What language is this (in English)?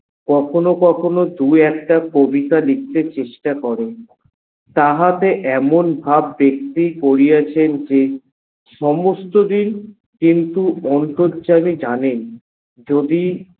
Bangla